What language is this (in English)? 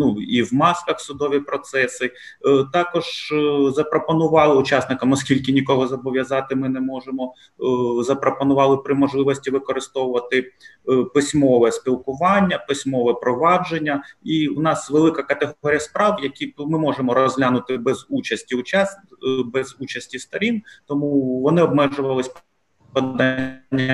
Ukrainian